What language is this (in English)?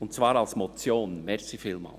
Swiss German